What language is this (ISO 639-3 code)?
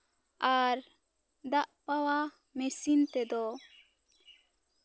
sat